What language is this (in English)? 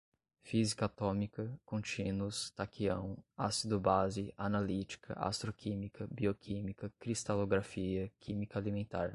Portuguese